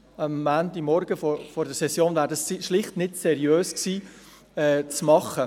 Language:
Swiss German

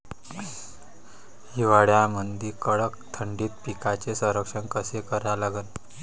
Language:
Marathi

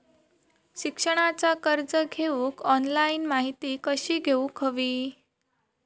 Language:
Marathi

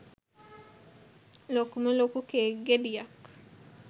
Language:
Sinhala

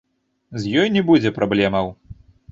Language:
Belarusian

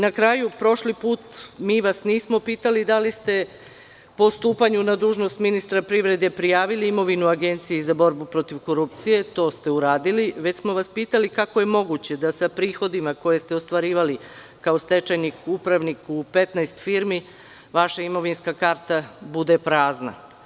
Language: Serbian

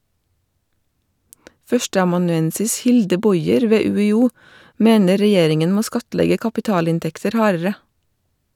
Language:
Norwegian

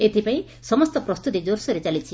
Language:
Odia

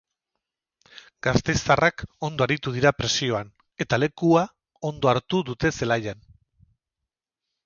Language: Basque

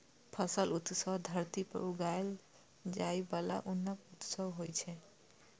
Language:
Maithili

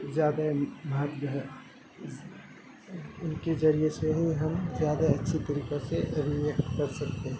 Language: Urdu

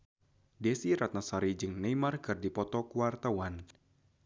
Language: Sundanese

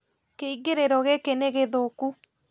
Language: Kikuyu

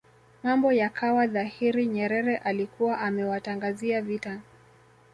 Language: Swahili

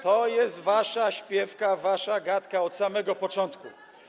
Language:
Polish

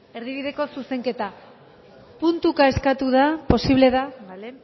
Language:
Basque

